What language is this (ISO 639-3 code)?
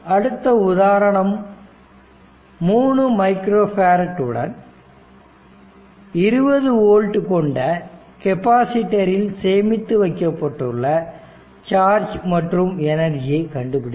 tam